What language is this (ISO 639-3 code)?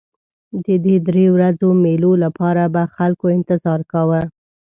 pus